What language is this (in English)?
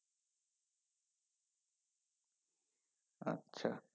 Bangla